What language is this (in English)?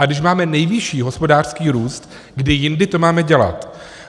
Czech